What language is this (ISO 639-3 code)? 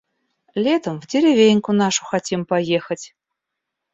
rus